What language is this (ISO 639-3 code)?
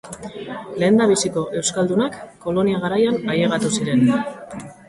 eus